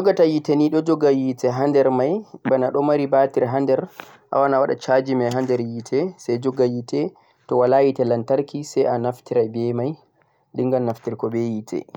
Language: Central-Eastern Niger Fulfulde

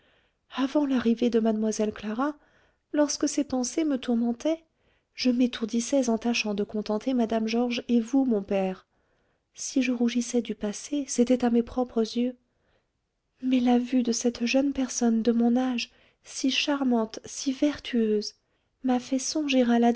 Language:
French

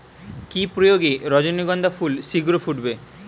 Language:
Bangla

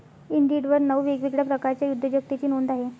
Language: Marathi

